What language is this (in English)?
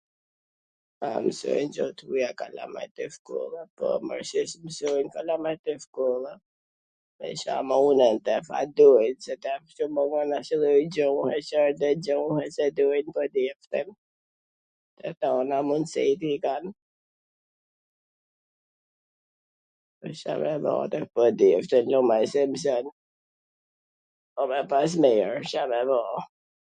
Gheg Albanian